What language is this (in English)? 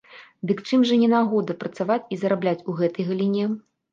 Belarusian